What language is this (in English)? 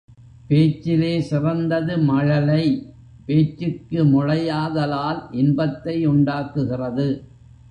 Tamil